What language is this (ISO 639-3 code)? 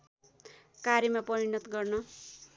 nep